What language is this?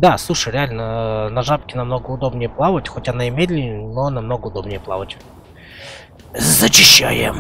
Russian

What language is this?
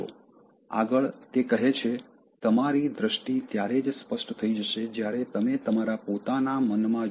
Gujarati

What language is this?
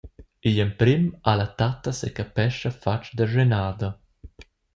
Romansh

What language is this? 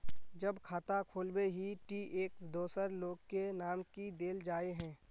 Magahi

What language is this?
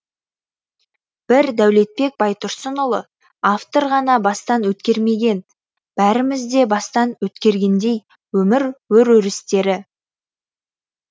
Kazakh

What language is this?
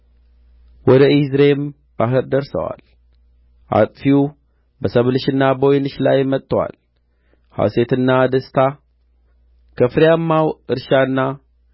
Amharic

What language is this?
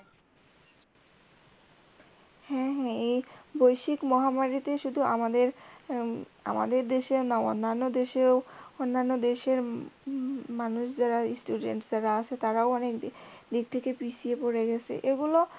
Bangla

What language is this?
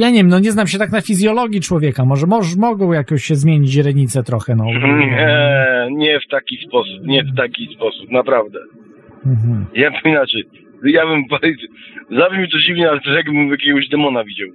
Polish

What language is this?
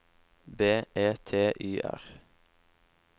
Norwegian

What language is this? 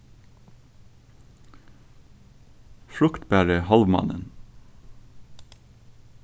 Faroese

